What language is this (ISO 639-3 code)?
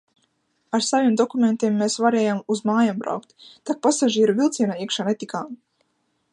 lav